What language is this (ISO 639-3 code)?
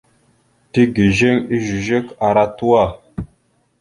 mxu